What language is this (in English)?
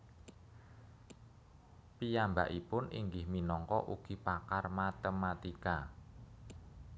Javanese